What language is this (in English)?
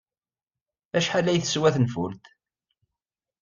Kabyle